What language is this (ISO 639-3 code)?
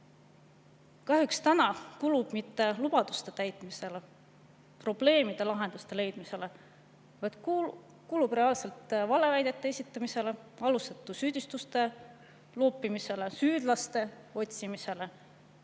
est